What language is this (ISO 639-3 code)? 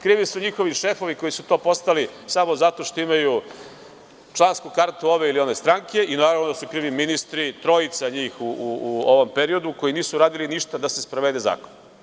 srp